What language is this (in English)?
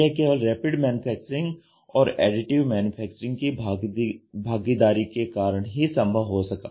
Hindi